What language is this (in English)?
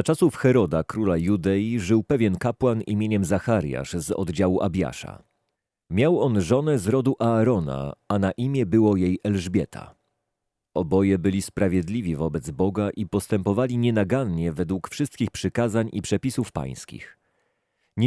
Polish